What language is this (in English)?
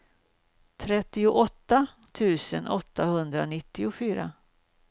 Swedish